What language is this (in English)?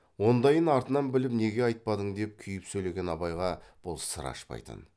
Kazakh